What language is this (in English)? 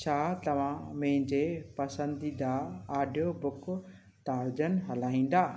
Sindhi